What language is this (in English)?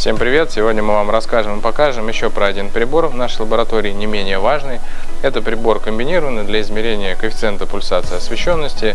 Russian